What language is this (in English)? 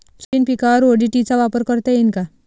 Marathi